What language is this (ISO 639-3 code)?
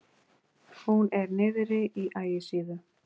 isl